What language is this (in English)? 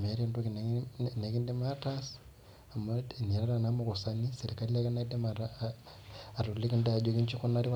Masai